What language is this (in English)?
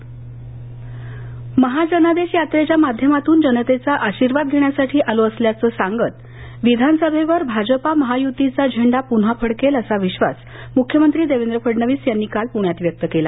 Marathi